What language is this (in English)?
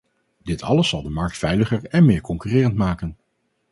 Dutch